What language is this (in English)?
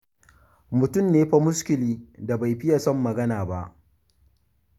Hausa